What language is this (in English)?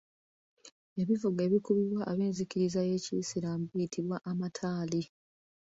Ganda